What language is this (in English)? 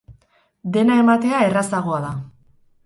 Basque